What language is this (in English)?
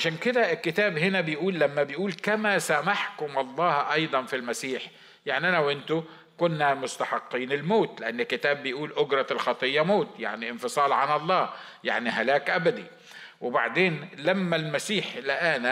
Arabic